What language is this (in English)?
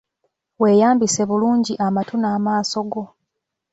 Ganda